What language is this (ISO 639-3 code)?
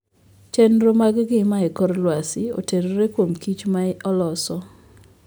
luo